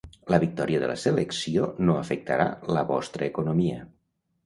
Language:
Catalan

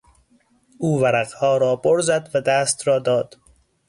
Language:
Persian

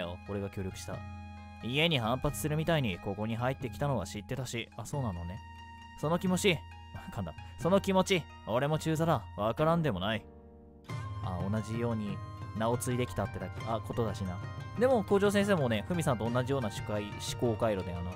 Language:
Japanese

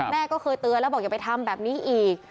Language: Thai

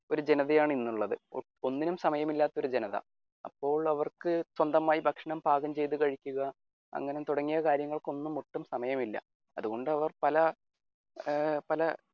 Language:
Malayalam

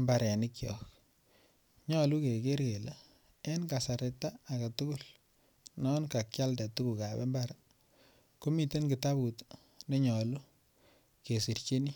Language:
Kalenjin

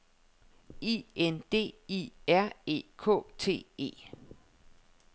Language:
Danish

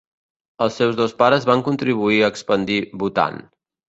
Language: Catalan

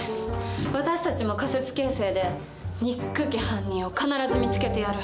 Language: Japanese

